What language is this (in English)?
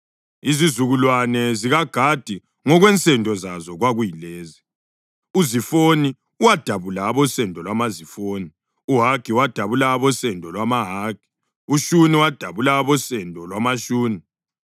North Ndebele